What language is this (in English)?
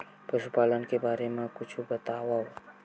Chhattisgarhi